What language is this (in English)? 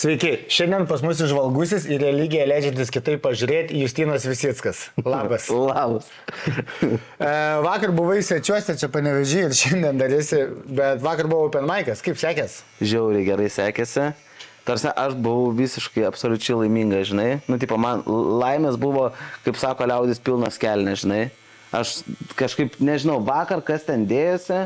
Lithuanian